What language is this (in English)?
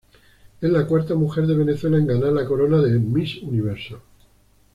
Spanish